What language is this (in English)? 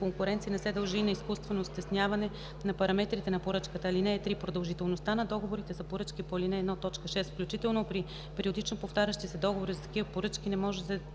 Bulgarian